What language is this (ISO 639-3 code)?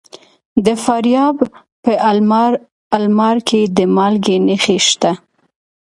pus